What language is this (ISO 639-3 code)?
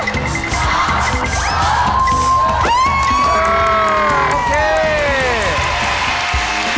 tha